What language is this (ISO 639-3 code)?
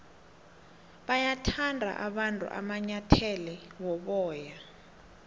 nbl